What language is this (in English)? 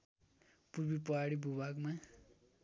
Nepali